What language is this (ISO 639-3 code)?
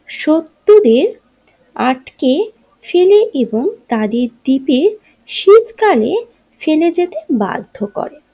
ben